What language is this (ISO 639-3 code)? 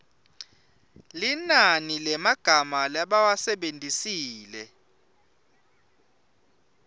ssw